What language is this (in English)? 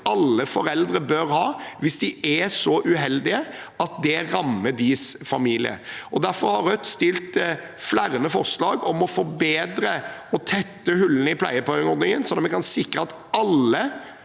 Norwegian